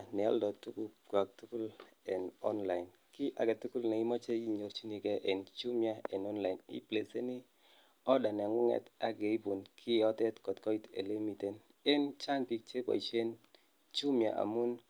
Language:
Kalenjin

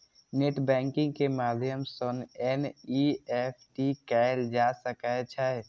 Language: Maithili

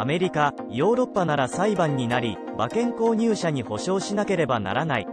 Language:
Japanese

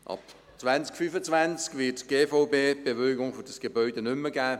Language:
Swiss German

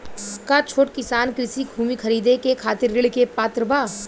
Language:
Bhojpuri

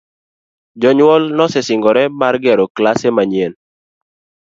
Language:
Luo (Kenya and Tanzania)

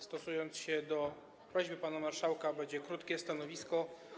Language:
Polish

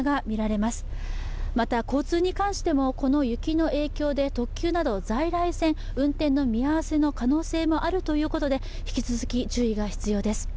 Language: Japanese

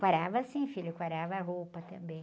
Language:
Portuguese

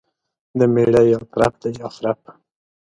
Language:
Pashto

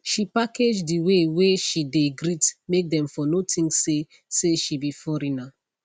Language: Nigerian Pidgin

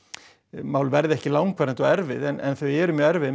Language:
Icelandic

